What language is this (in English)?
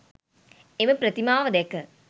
Sinhala